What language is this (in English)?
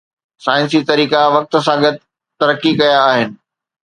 Sindhi